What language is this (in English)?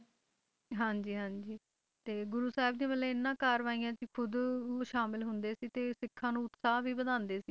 Punjabi